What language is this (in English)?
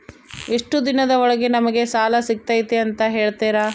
Kannada